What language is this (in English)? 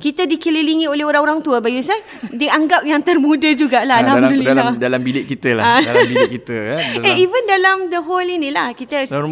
Malay